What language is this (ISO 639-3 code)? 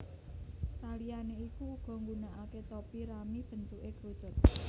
jav